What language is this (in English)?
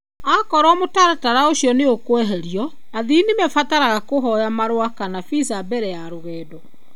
Kikuyu